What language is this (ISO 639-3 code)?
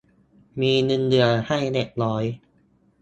tha